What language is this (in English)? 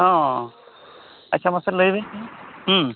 Santali